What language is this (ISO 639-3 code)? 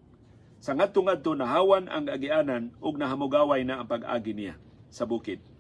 fil